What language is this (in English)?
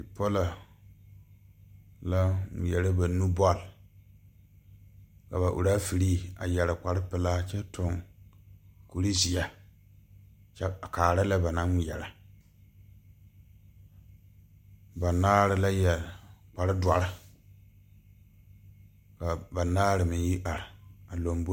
Southern Dagaare